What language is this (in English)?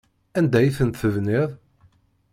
Kabyle